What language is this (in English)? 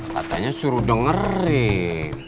Indonesian